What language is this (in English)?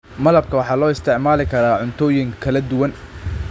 Somali